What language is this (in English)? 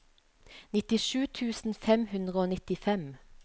Norwegian